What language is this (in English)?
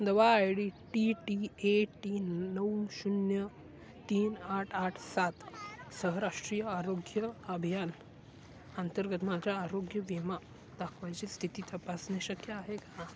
Marathi